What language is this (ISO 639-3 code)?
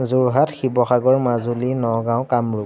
asm